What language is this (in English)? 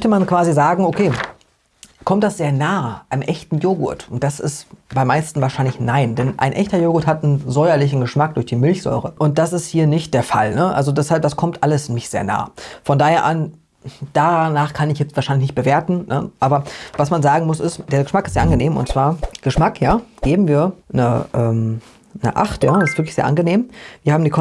German